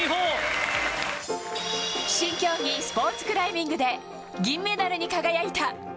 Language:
Japanese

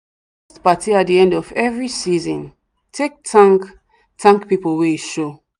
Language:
Nigerian Pidgin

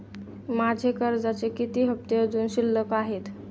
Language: Marathi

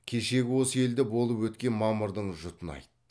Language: Kazakh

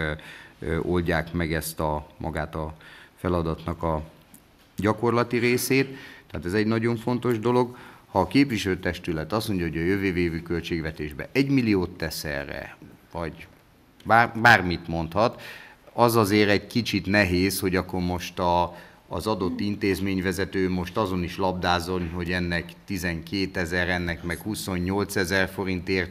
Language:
Hungarian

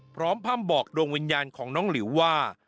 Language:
Thai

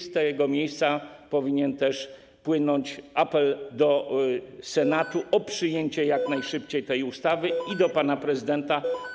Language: Polish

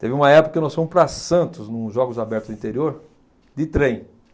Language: Portuguese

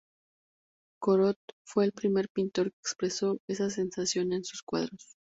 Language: Spanish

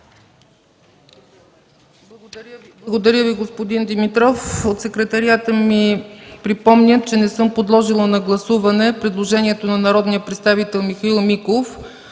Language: Bulgarian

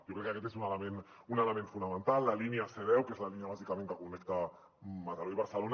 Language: Catalan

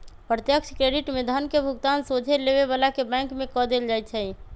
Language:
Magahi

